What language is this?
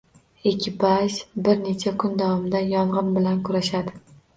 Uzbek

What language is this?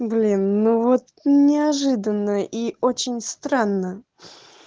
Russian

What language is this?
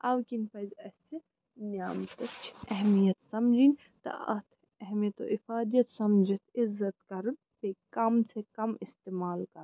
Kashmiri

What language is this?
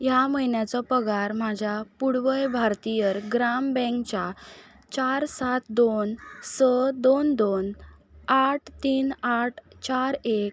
Konkani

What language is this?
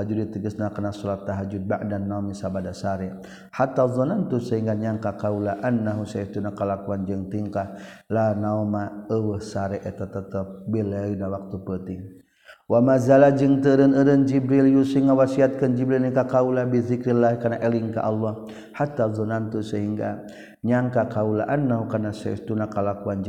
Malay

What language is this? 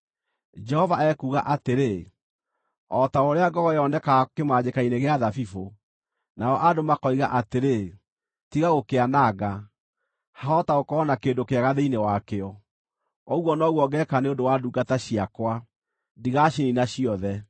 Kikuyu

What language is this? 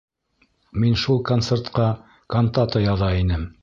Bashkir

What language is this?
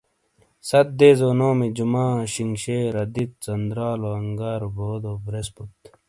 Shina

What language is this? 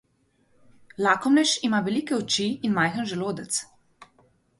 Slovenian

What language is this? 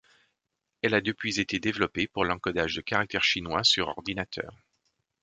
French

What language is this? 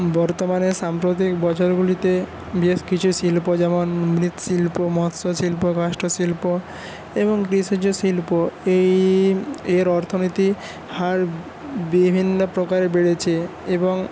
Bangla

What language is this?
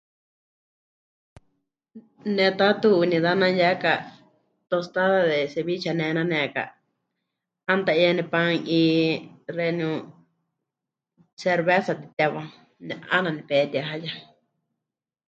Huichol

